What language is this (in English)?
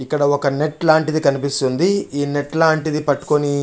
Telugu